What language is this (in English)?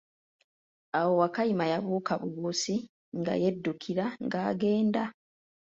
Ganda